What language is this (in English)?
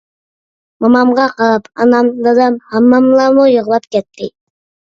Uyghur